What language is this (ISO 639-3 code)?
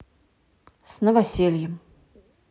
rus